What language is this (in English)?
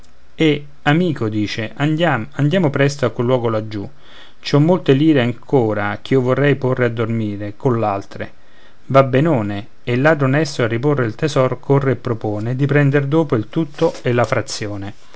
Italian